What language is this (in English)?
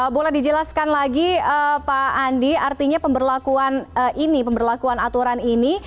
Indonesian